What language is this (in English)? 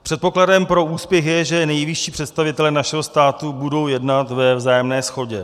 Czech